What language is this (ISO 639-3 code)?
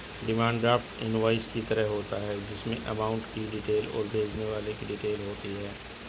hin